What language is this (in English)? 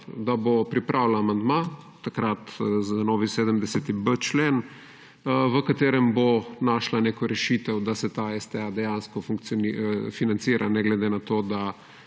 Slovenian